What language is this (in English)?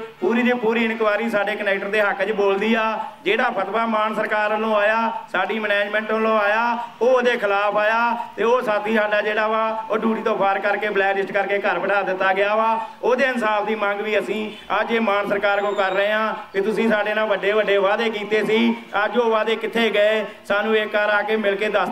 Hindi